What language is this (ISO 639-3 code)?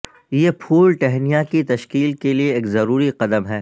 urd